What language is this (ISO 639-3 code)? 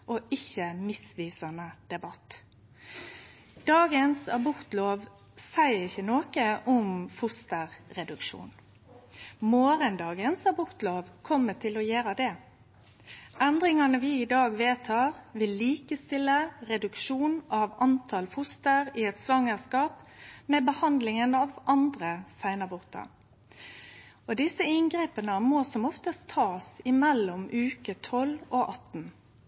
nno